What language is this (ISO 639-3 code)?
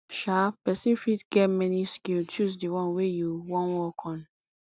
pcm